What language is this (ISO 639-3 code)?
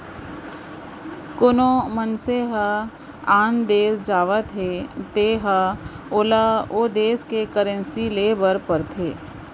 hne